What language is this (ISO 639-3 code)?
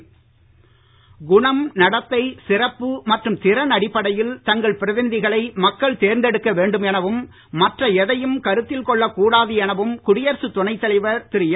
tam